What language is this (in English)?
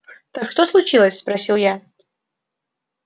Russian